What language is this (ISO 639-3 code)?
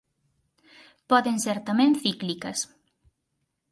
glg